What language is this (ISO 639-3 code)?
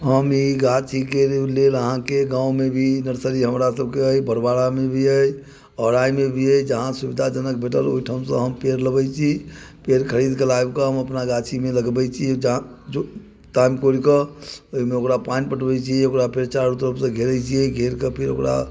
mai